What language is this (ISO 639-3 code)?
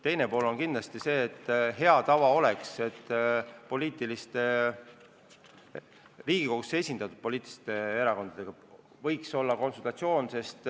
est